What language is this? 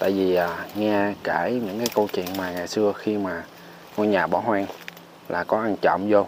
Vietnamese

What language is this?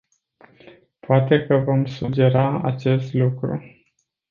Romanian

